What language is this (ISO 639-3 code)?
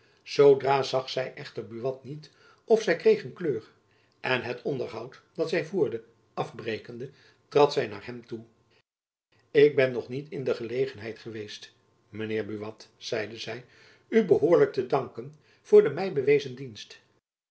nld